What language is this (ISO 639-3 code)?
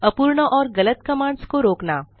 hin